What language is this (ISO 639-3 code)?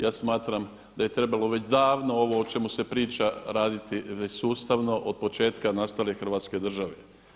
hrv